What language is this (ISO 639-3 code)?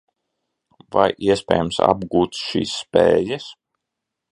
lav